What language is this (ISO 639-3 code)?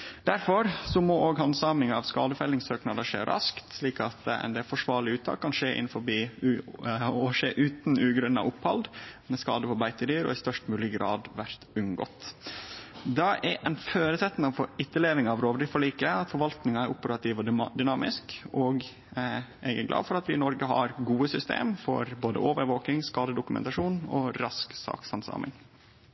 nno